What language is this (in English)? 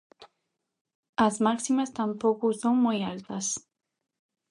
Galician